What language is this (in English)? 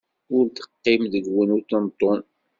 Kabyle